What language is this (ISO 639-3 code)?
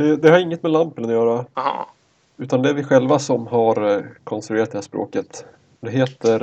swe